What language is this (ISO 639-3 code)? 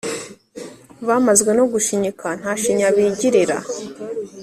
kin